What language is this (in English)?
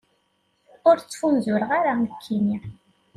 Kabyle